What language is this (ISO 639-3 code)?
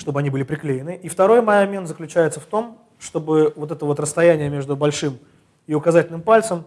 rus